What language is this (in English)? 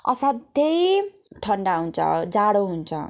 Nepali